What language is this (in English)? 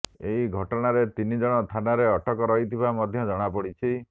Odia